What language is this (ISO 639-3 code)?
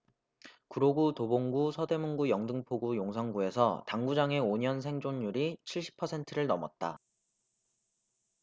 kor